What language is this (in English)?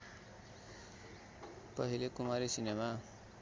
Nepali